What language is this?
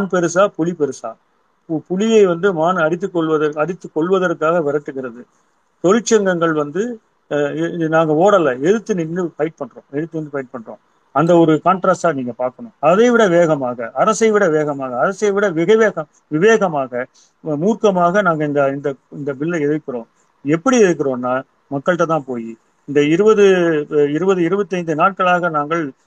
Tamil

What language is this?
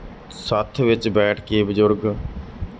Punjabi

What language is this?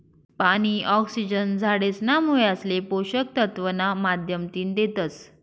Marathi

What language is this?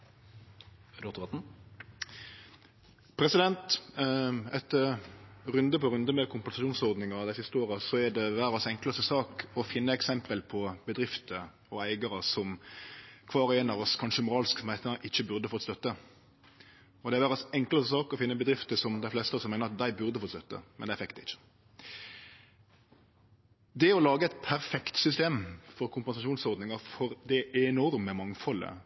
Norwegian Nynorsk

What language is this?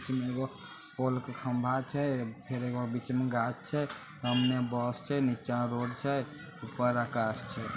Magahi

